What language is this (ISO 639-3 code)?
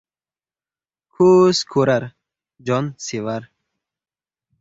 uzb